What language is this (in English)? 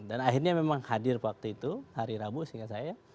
Indonesian